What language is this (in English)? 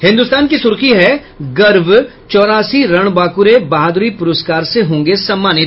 Hindi